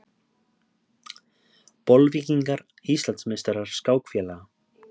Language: Icelandic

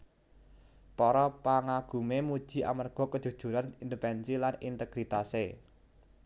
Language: Javanese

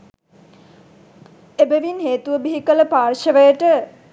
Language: Sinhala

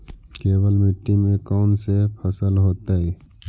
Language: Magahi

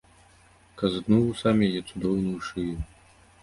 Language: Belarusian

